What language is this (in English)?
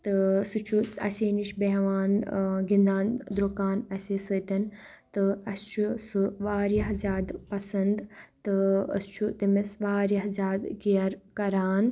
Kashmiri